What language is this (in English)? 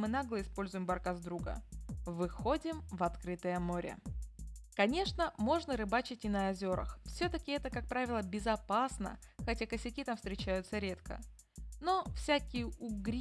Russian